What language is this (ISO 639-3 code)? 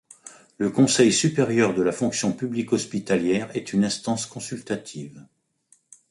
fra